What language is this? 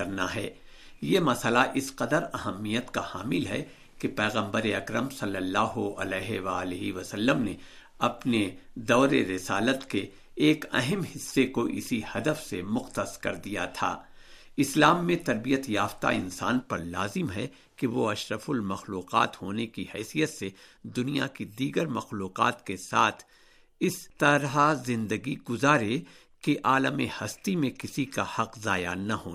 Urdu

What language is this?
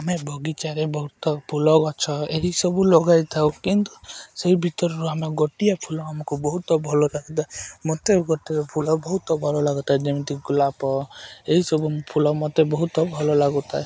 Odia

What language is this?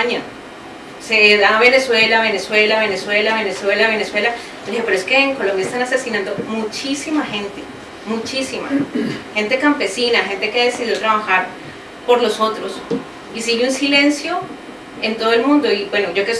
Spanish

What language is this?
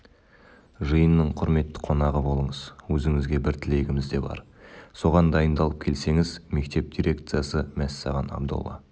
Kazakh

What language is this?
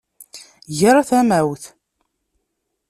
Kabyle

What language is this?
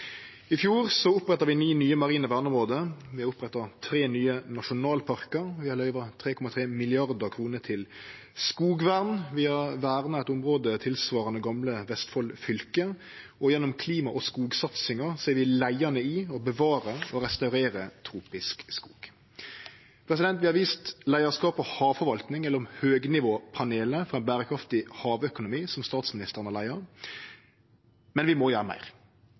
Norwegian Nynorsk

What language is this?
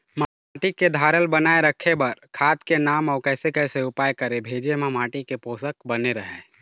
Chhattisgarhi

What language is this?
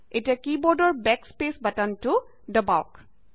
Assamese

